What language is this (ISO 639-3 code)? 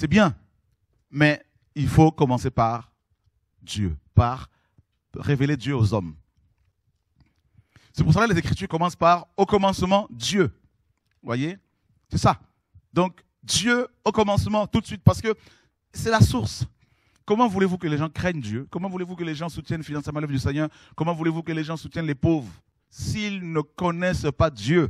fra